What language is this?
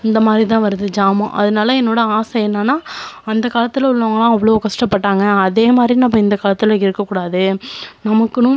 Tamil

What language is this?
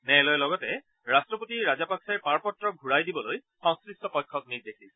Assamese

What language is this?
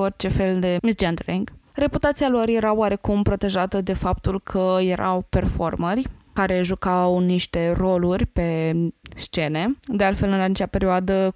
Romanian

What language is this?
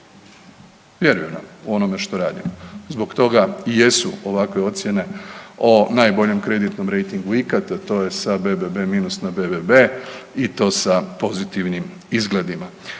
Croatian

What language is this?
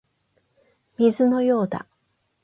Japanese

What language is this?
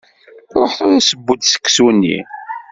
Kabyle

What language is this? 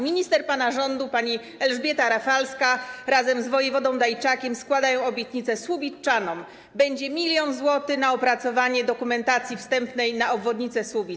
Polish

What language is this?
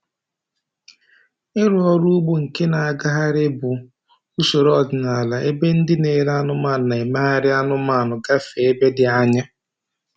Igbo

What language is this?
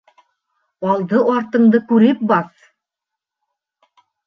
Bashkir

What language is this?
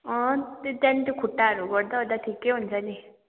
Nepali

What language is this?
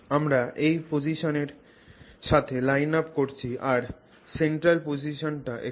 Bangla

